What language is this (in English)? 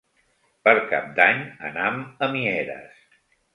Catalan